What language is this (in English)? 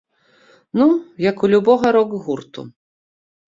Belarusian